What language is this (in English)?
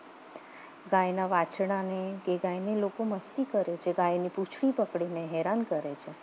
Gujarati